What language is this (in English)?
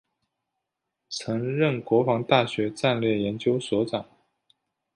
Chinese